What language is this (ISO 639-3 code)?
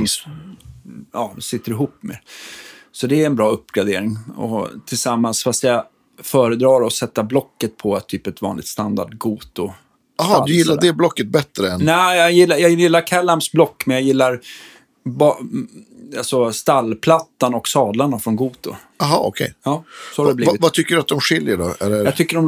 swe